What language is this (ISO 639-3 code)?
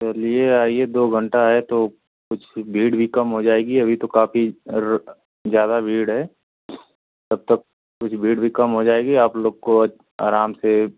hin